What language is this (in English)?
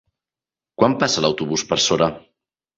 Catalan